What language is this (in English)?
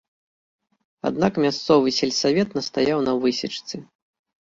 Belarusian